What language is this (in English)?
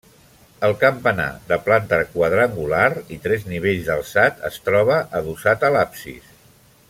Catalan